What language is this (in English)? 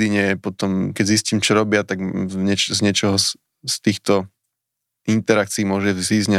Slovak